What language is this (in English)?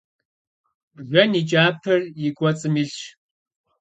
Kabardian